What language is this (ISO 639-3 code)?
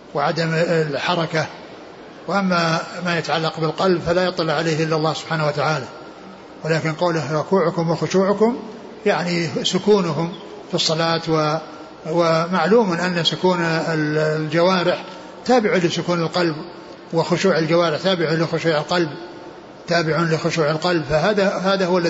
ara